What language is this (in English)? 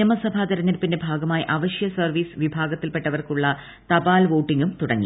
Malayalam